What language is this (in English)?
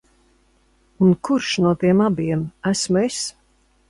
Latvian